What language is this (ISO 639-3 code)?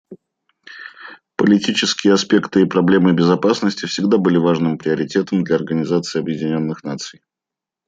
rus